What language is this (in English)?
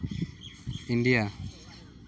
Santali